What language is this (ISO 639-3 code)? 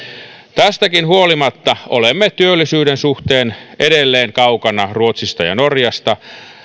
fin